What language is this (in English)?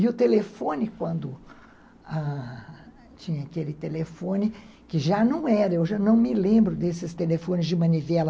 Portuguese